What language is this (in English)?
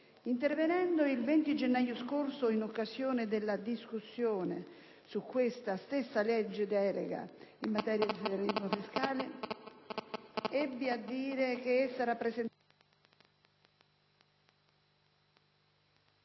Italian